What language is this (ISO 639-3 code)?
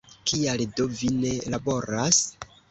epo